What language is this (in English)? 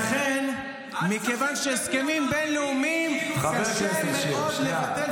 Hebrew